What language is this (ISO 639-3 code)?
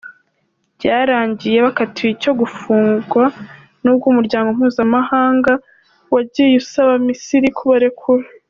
kin